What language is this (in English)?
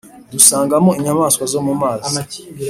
Kinyarwanda